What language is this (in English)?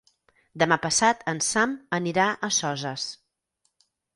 Catalan